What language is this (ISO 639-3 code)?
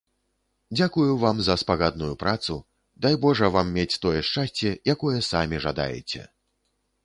bel